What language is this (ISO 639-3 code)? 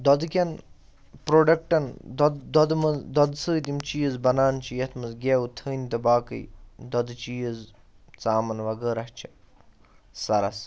kas